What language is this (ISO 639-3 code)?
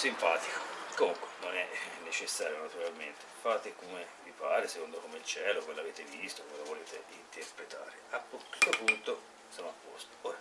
ita